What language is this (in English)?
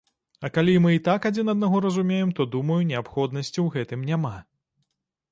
Belarusian